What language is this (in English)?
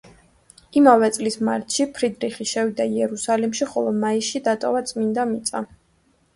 Georgian